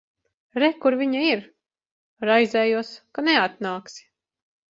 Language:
Latvian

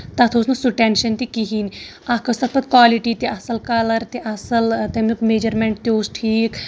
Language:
Kashmiri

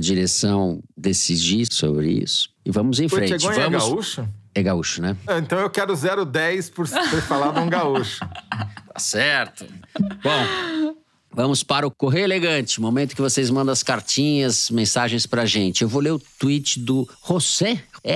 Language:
Portuguese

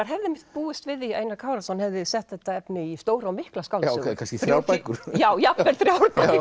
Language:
Icelandic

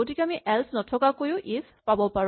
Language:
Assamese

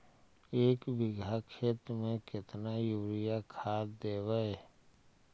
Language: Magahi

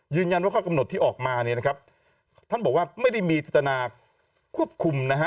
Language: Thai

